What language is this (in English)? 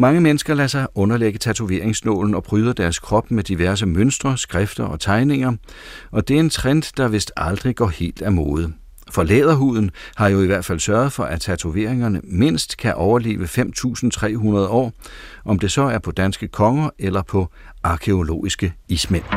Danish